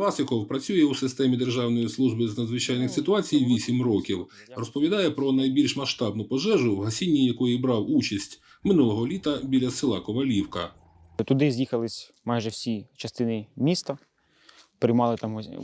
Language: Ukrainian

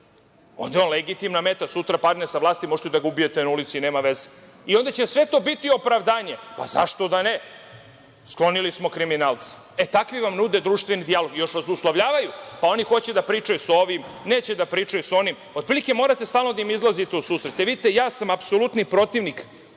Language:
Serbian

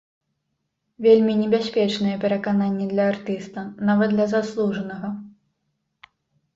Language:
Belarusian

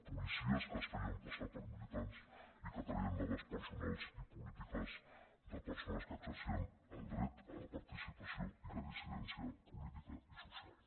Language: Catalan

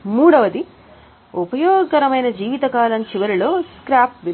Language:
Telugu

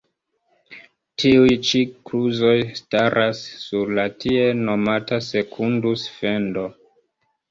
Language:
Esperanto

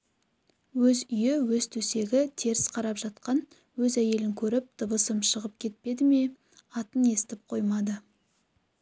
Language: Kazakh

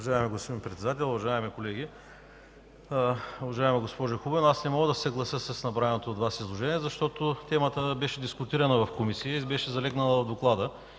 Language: Bulgarian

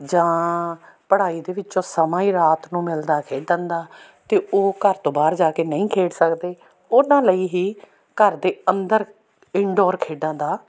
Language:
Punjabi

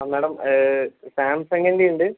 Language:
Malayalam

